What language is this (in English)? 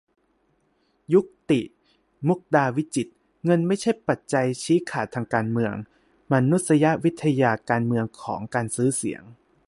Thai